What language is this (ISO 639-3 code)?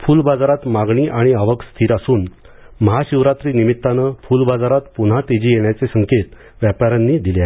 mar